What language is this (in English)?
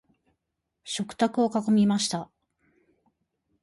Japanese